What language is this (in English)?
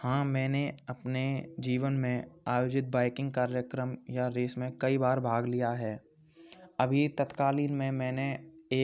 Hindi